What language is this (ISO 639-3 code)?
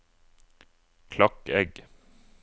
nor